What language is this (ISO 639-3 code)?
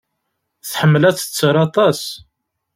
kab